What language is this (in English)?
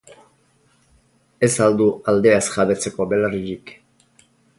Basque